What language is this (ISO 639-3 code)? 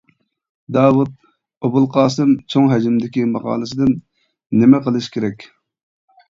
uig